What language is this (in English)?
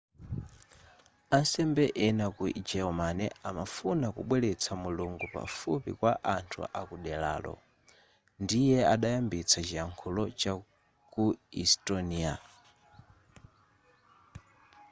Nyanja